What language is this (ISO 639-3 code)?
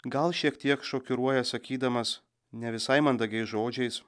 lit